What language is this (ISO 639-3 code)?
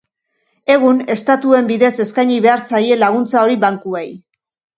eus